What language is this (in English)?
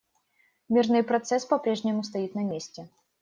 Russian